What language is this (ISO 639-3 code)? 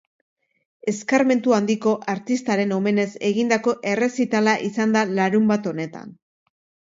eus